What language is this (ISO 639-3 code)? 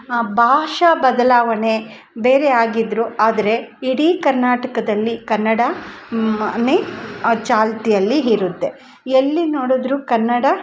kan